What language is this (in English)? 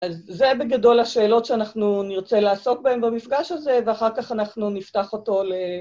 Hebrew